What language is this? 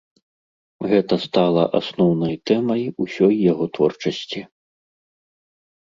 Belarusian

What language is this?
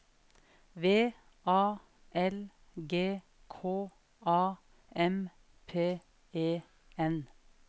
Norwegian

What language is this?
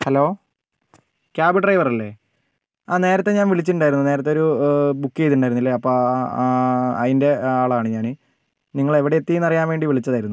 Malayalam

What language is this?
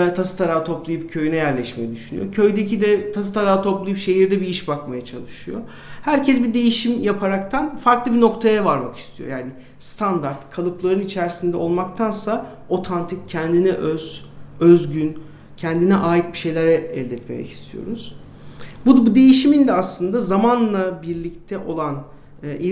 Turkish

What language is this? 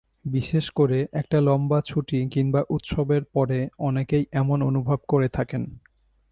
Bangla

